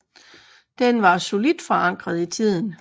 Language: Danish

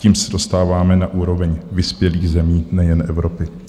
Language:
Czech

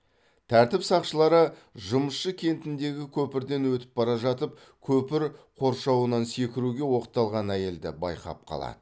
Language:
Kazakh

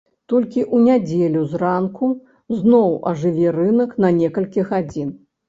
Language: Belarusian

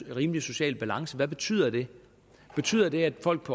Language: Danish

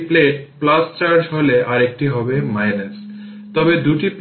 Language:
Bangla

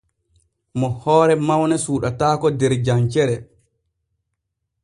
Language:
Borgu Fulfulde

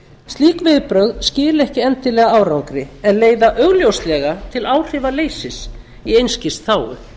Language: Icelandic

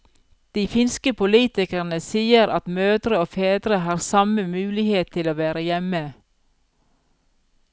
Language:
Norwegian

